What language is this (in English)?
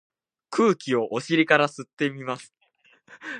Japanese